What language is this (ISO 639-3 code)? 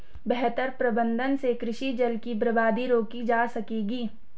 hin